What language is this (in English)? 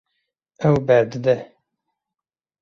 Kurdish